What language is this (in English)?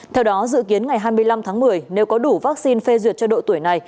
Vietnamese